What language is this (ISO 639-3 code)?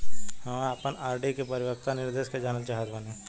bho